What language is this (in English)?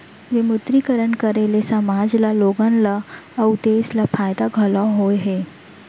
Chhattisgarhi